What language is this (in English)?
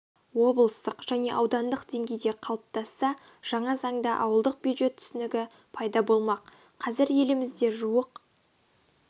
Kazakh